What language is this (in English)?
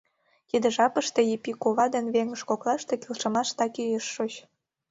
Mari